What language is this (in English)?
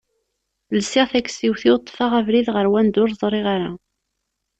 Kabyle